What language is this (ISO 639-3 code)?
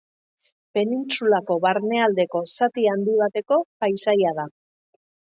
eus